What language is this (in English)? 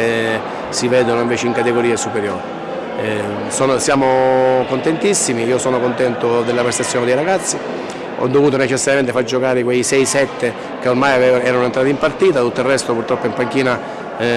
Italian